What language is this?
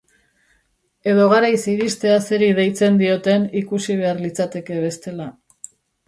Basque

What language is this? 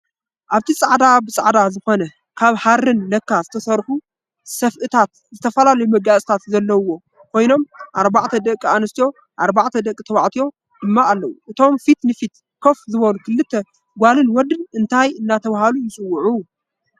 Tigrinya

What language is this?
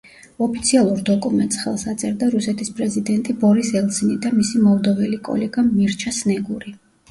Georgian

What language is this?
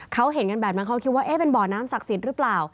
Thai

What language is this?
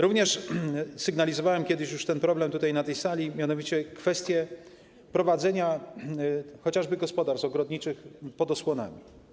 Polish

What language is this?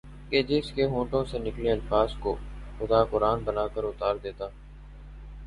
Urdu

